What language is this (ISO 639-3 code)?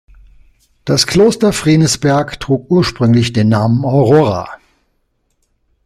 deu